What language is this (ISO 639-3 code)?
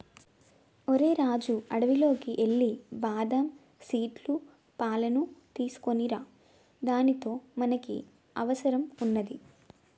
tel